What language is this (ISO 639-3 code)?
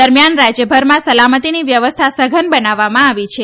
guj